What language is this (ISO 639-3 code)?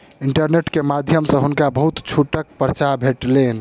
mai